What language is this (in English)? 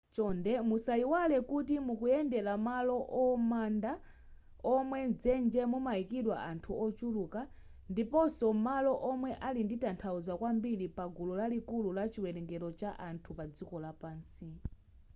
Nyanja